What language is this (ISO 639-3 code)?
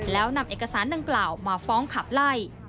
tha